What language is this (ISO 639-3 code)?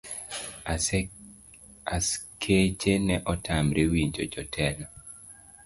luo